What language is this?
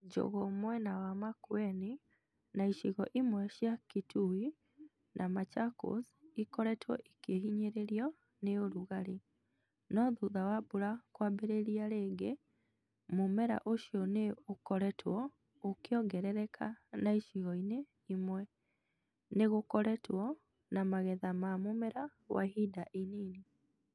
Kikuyu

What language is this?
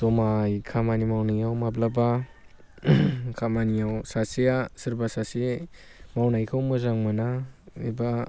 Bodo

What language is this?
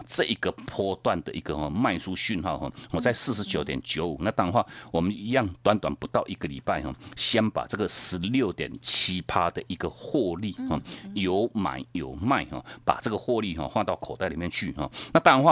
Chinese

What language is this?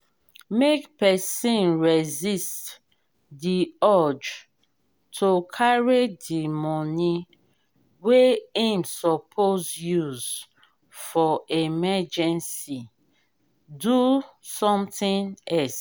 Nigerian Pidgin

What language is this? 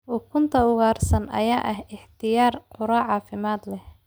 Somali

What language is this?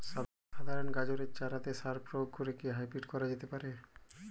Bangla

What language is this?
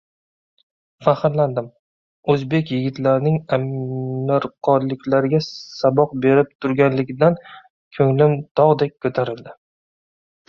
Uzbek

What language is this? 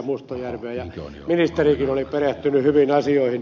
Finnish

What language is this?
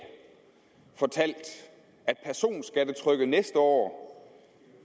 Danish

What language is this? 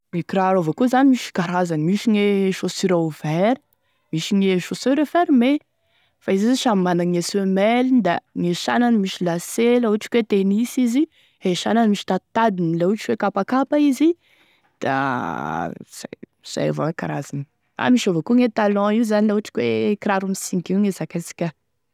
Tesaka Malagasy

